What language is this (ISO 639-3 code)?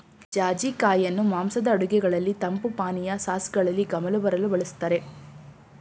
kan